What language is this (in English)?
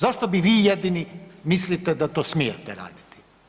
Croatian